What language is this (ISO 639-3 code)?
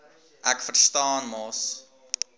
afr